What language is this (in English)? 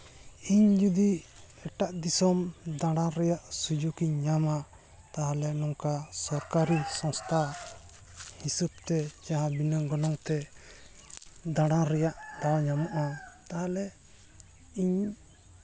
Santali